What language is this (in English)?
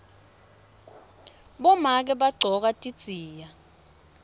Swati